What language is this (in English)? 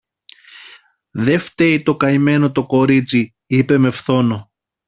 Greek